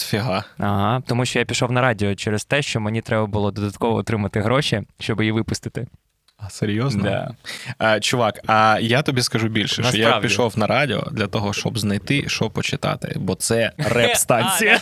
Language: Ukrainian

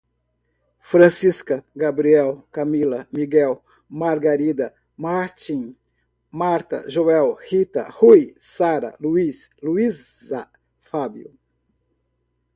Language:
Portuguese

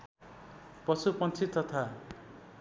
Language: Nepali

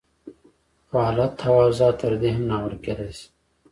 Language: Pashto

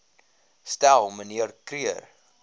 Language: Afrikaans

